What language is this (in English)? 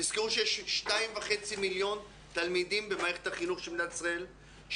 Hebrew